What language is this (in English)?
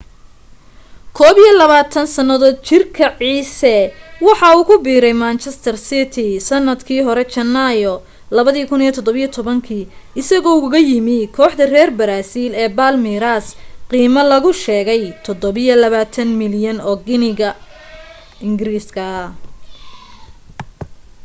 Somali